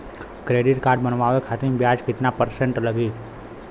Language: Bhojpuri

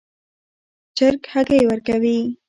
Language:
Pashto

